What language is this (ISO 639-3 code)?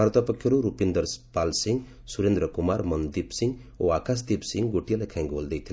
ori